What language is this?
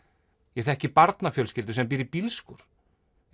Icelandic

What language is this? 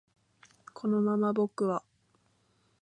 Japanese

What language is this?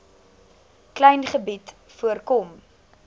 Afrikaans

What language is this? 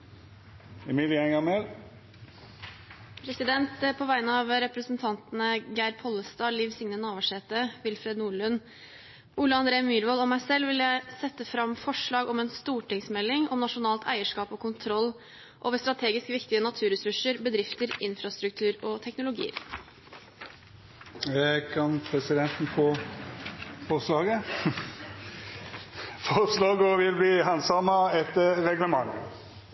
Norwegian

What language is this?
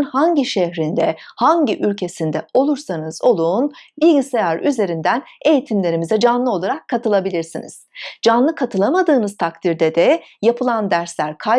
Turkish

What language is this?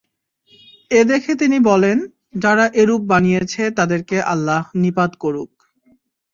Bangla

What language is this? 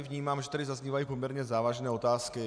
Czech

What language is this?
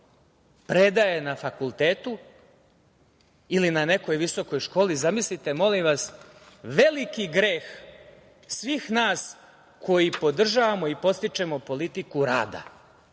Serbian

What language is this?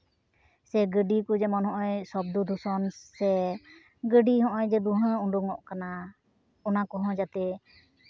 Santali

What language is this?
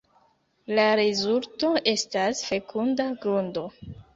Esperanto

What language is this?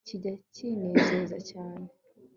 Kinyarwanda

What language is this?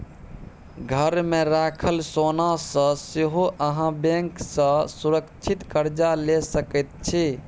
Maithili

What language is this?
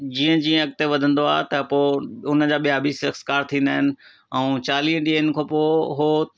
Sindhi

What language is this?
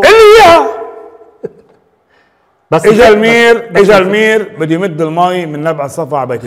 Arabic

